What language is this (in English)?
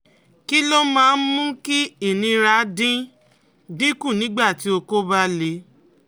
Yoruba